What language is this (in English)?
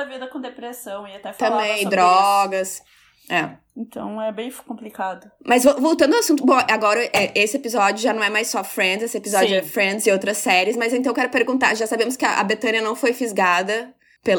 Portuguese